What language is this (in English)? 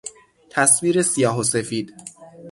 Persian